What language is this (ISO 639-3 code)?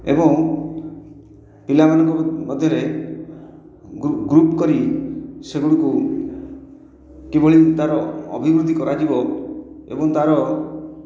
ori